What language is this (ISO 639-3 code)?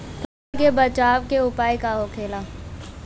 bho